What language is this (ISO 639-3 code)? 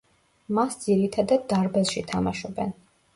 kat